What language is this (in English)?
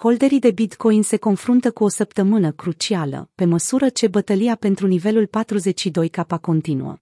Romanian